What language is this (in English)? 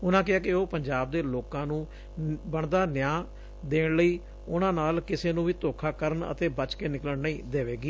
Punjabi